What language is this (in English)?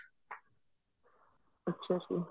Punjabi